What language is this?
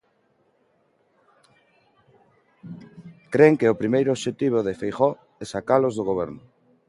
Galician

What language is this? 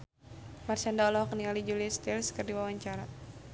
Sundanese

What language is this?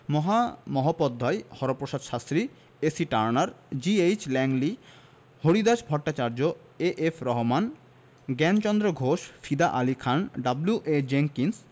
Bangla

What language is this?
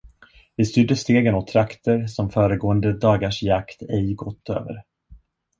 Swedish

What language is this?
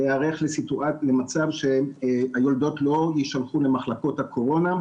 Hebrew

